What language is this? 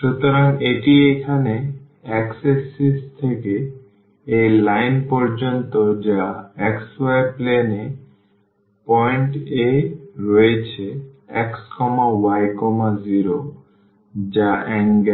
Bangla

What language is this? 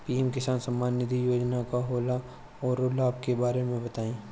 Bhojpuri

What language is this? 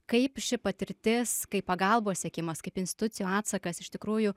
Lithuanian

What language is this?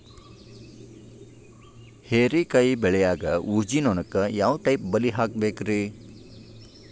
Kannada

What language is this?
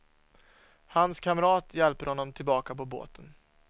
Swedish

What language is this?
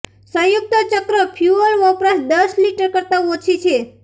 Gujarati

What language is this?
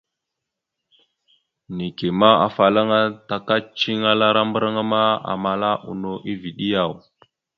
Mada (Cameroon)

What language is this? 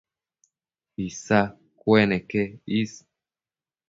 Matsés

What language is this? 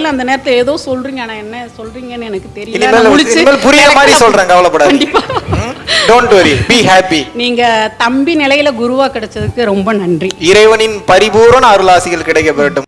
Tamil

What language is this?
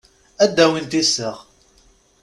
Kabyle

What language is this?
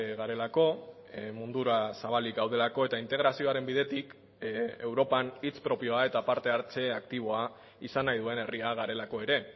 Basque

